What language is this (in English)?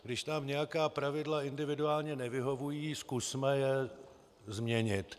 Czech